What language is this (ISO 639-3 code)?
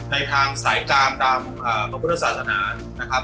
tha